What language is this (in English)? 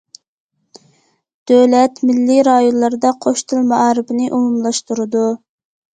Uyghur